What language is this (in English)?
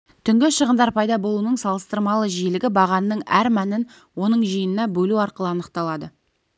Kazakh